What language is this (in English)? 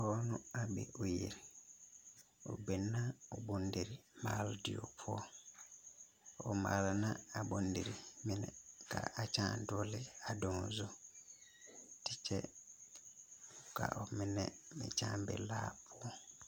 Southern Dagaare